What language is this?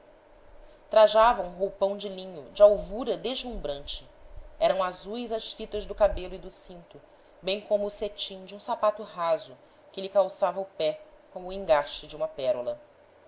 Portuguese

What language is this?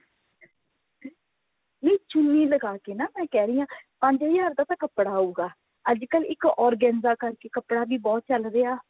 Punjabi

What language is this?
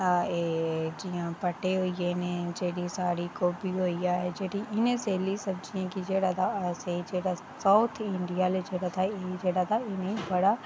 Dogri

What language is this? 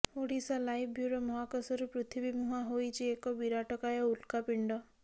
Odia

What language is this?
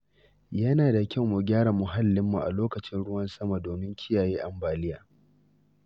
Hausa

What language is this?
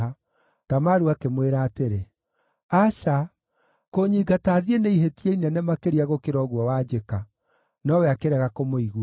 Kikuyu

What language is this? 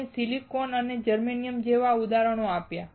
Gujarati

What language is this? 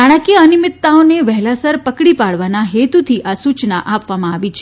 Gujarati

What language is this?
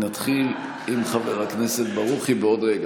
Hebrew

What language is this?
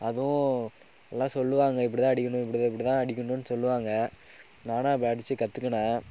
Tamil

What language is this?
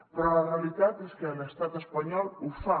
Catalan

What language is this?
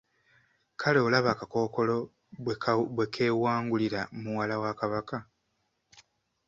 Ganda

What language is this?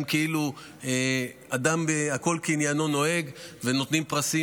Hebrew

